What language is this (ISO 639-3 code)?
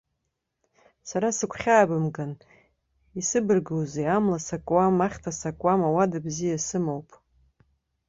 abk